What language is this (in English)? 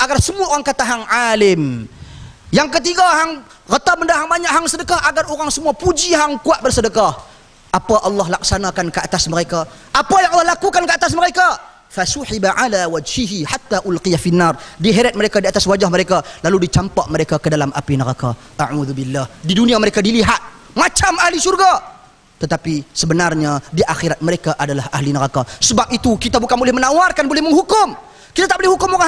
Malay